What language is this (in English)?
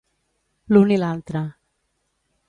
Catalan